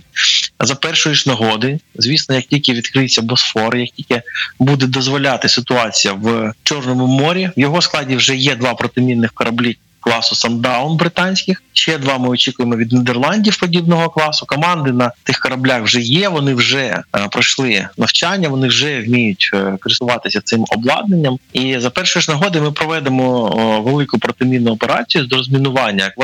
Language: Ukrainian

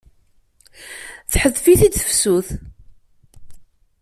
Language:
Kabyle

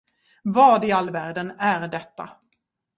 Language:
Swedish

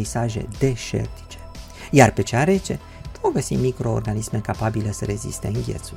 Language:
Romanian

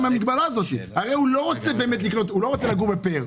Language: Hebrew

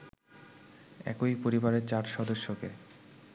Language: Bangla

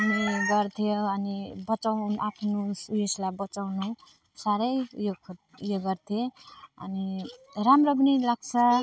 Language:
Nepali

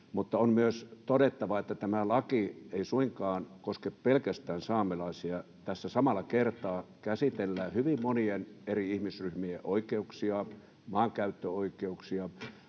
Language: Finnish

